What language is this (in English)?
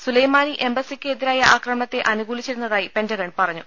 Malayalam